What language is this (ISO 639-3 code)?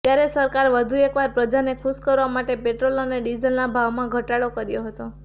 guj